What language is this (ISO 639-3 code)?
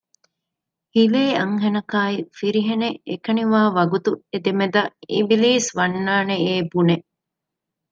div